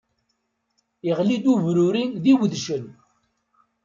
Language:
Kabyle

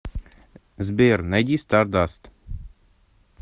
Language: Russian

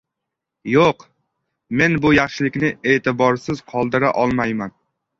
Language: Uzbek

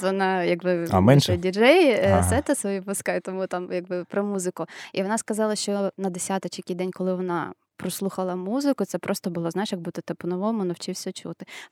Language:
Ukrainian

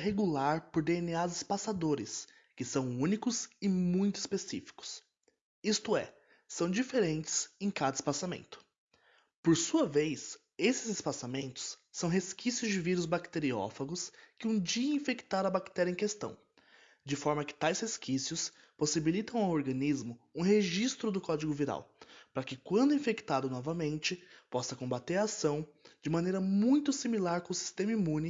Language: Portuguese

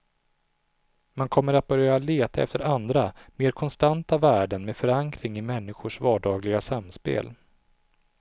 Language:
Swedish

